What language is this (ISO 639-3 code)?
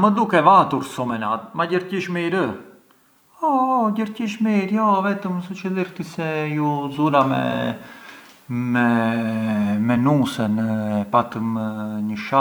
aae